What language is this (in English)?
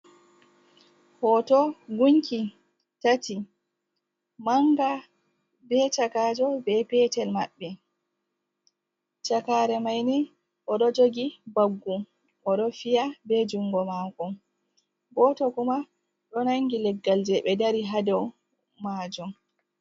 Fula